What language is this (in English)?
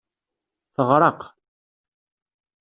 Kabyle